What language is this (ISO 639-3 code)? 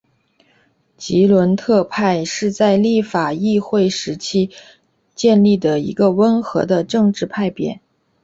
zho